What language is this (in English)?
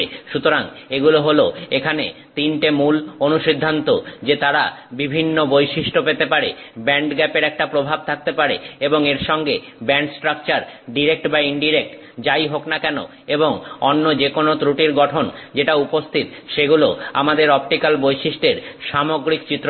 Bangla